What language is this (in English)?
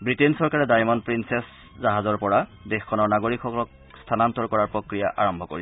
Assamese